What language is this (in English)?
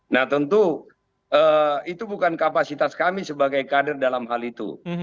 Indonesian